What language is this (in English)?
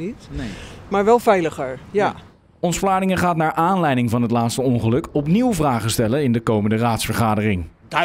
Dutch